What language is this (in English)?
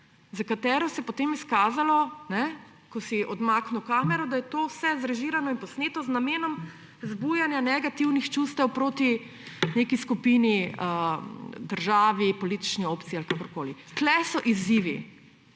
Slovenian